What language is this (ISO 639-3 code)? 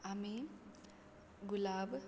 kok